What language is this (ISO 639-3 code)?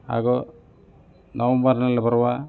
kan